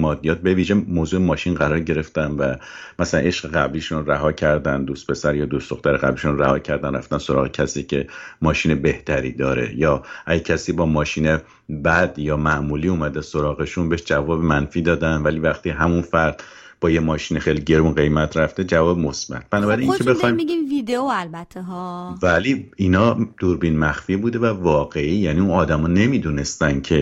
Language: Persian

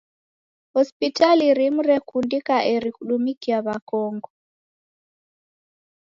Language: Taita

